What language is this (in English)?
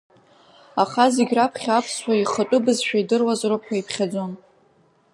Abkhazian